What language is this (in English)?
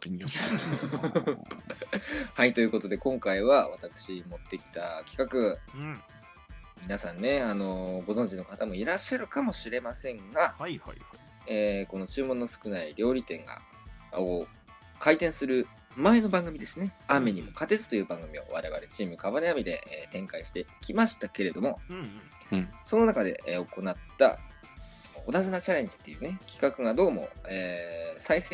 Japanese